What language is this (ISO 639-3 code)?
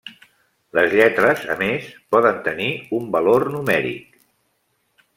cat